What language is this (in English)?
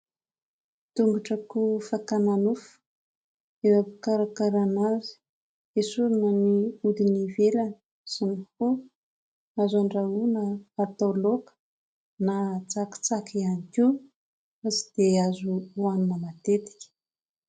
Malagasy